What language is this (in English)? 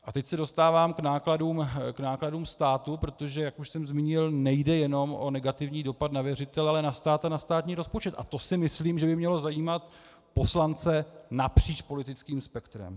Czech